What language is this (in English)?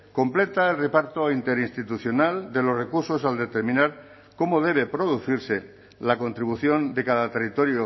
Spanish